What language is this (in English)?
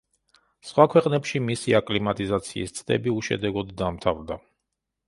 Georgian